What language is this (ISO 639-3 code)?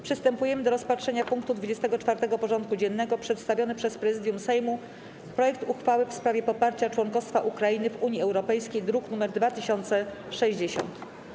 pol